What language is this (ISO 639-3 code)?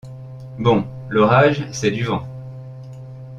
fra